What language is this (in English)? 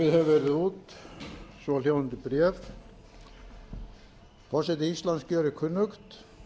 Icelandic